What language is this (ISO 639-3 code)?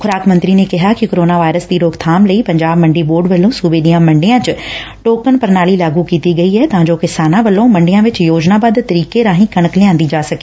pan